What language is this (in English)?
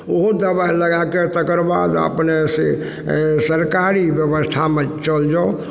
Maithili